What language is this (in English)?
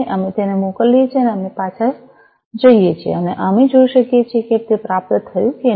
Gujarati